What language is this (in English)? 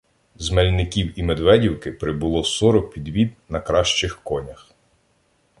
Ukrainian